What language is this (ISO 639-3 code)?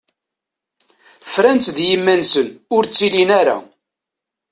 kab